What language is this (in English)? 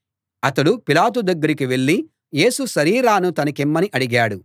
Telugu